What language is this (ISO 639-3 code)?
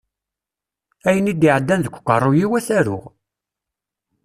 kab